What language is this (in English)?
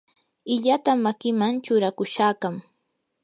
Yanahuanca Pasco Quechua